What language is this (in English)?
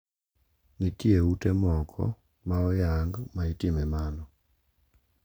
Luo (Kenya and Tanzania)